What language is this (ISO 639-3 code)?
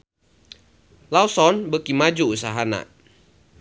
sun